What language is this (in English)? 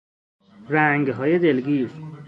Persian